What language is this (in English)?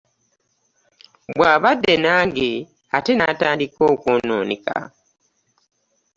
Ganda